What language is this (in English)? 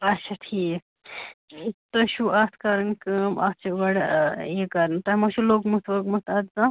Kashmiri